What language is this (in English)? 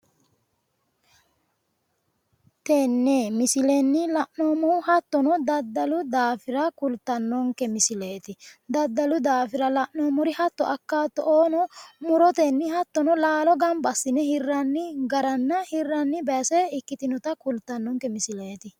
Sidamo